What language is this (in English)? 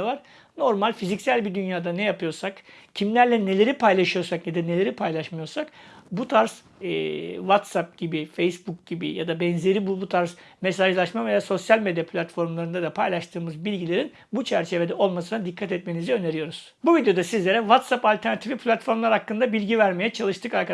Turkish